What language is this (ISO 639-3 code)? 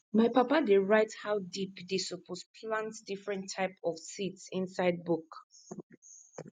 pcm